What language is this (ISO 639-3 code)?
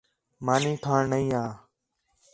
xhe